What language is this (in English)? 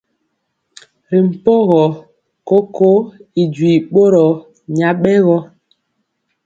Mpiemo